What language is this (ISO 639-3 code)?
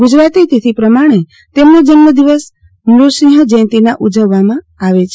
guj